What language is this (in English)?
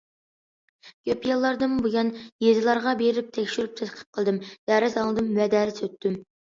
Uyghur